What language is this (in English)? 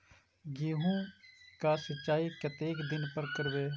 Maithili